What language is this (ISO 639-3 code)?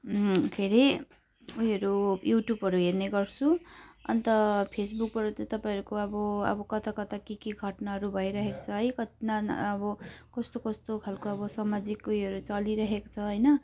nep